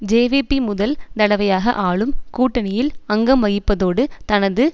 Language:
Tamil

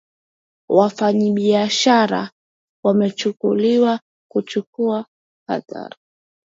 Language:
Swahili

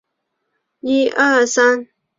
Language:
Chinese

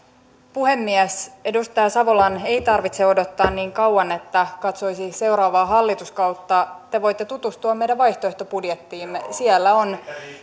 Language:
Finnish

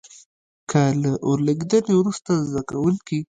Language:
Pashto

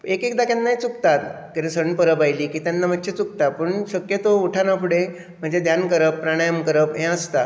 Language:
Konkani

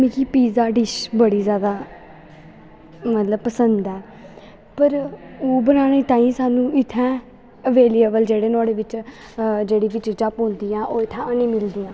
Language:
Dogri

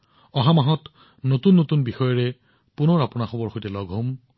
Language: Assamese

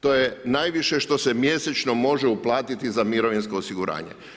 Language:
Croatian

